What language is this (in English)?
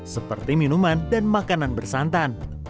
Indonesian